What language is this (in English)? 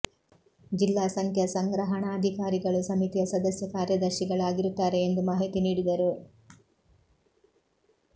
Kannada